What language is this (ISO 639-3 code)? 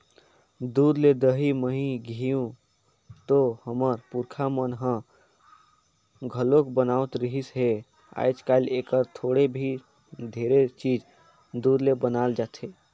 hne